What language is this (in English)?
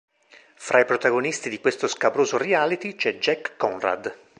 Italian